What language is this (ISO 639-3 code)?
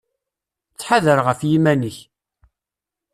kab